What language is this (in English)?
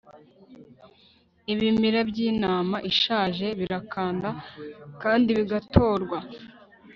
Kinyarwanda